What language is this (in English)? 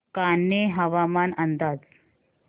Marathi